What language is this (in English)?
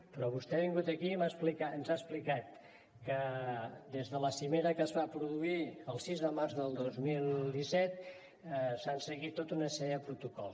Catalan